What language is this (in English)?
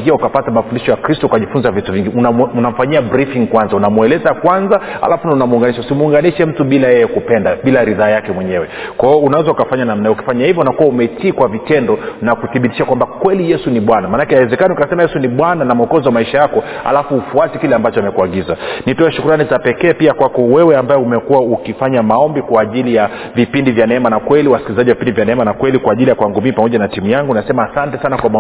Swahili